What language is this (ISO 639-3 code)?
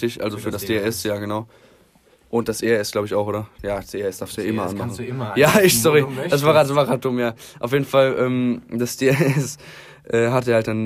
deu